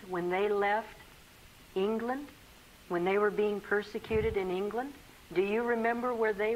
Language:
Dutch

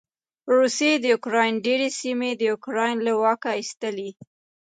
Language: Pashto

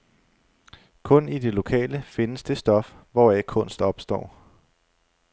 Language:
Danish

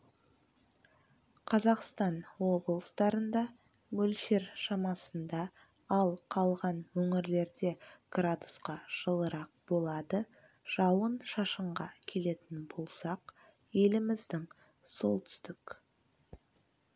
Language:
Kazakh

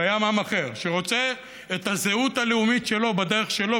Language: Hebrew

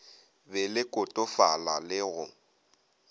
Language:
Northern Sotho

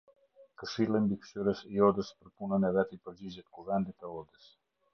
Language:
Albanian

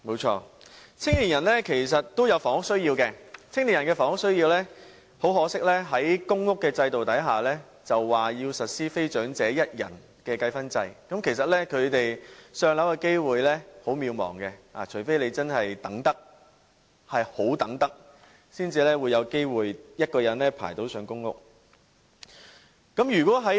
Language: Cantonese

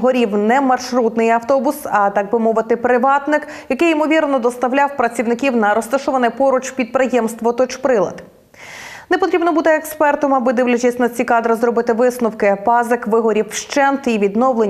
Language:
Ukrainian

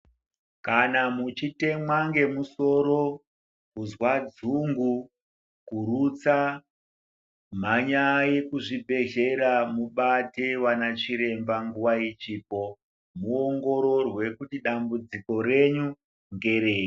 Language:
Ndau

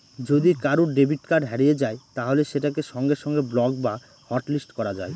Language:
Bangla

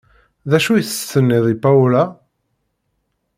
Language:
Kabyle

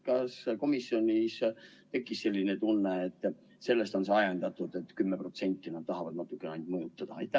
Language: Estonian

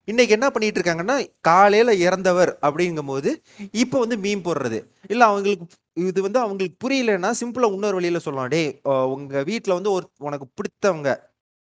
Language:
Tamil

